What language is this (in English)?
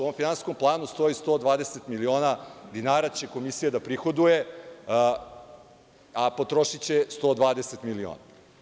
Serbian